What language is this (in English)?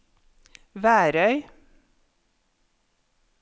Norwegian